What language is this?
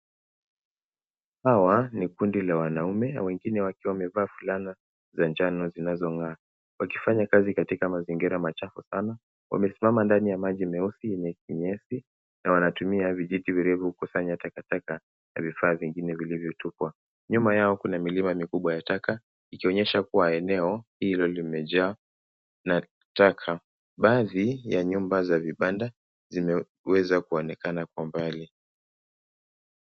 Swahili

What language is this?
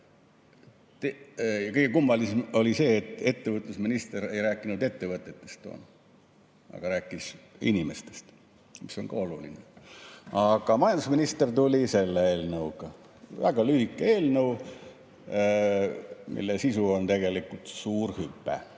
Estonian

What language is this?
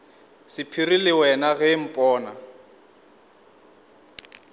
Northern Sotho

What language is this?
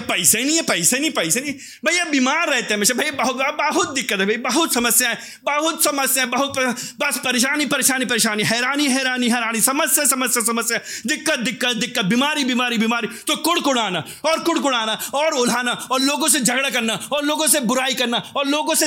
Hindi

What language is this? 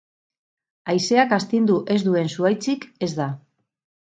Basque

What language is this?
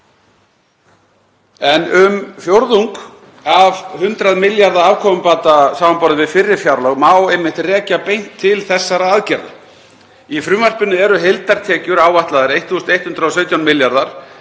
Icelandic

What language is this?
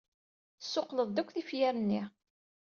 Kabyle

